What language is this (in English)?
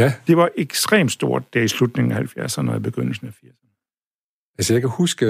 Danish